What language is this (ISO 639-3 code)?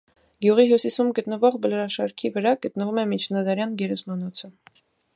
hye